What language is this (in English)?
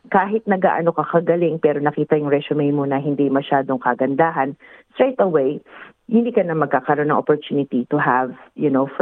Filipino